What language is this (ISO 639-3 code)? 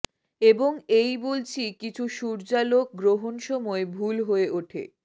ben